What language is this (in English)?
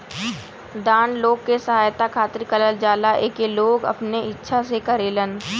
Bhojpuri